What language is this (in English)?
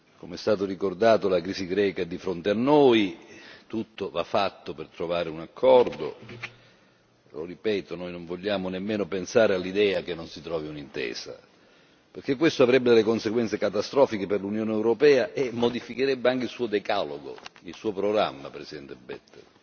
Italian